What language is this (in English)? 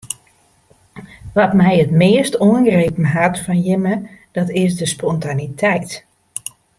Western Frisian